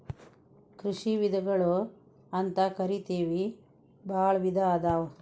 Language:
Kannada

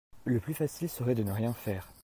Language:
French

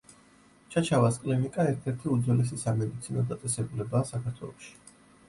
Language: Georgian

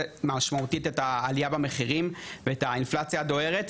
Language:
Hebrew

